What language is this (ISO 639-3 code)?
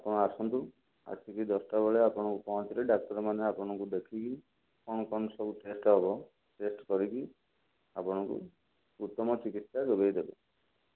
ori